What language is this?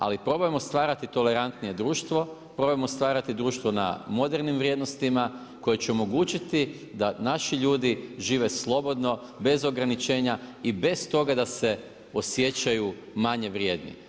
Croatian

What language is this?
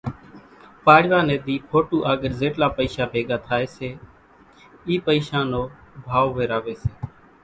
Kachi Koli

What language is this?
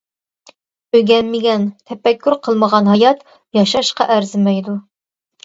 Uyghur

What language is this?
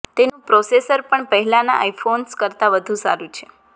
Gujarati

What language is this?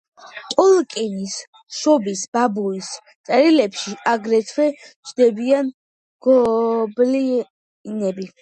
Georgian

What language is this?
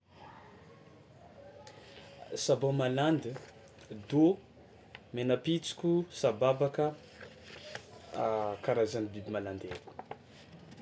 Tsimihety Malagasy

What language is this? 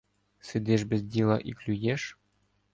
Ukrainian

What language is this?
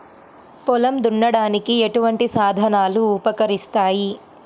Telugu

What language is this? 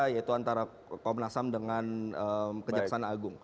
Indonesian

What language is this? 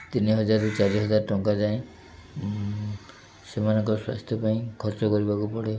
Odia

